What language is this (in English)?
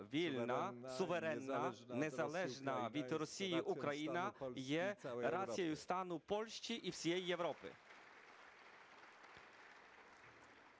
Ukrainian